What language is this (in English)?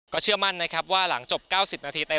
Thai